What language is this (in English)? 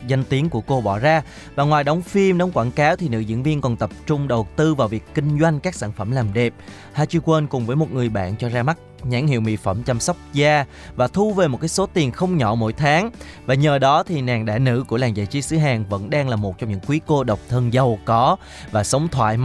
Vietnamese